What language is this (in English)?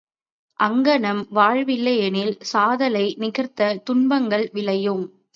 Tamil